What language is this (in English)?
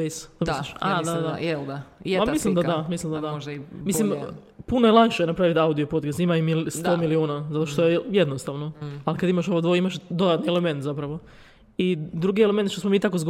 Croatian